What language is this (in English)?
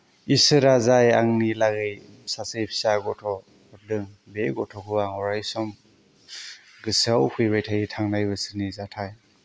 Bodo